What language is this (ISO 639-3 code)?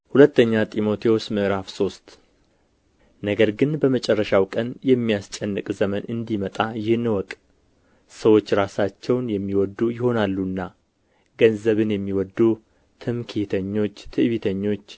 amh